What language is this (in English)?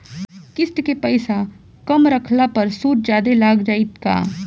Bhojpuri